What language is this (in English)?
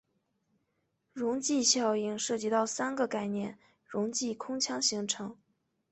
Chinese